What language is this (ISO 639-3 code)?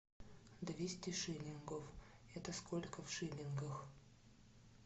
rus